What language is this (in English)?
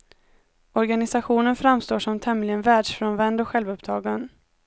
Swedish